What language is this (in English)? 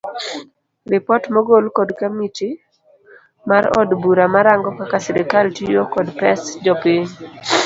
Luo (Kenya and Tanzania)